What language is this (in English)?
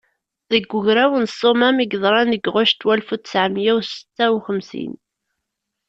Kabyle